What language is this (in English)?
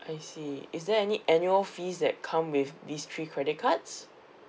English